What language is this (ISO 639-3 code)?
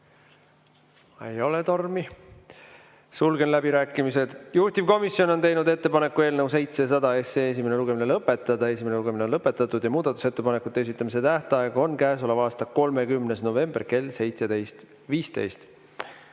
est